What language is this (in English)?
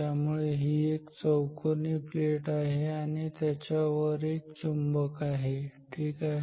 Marathi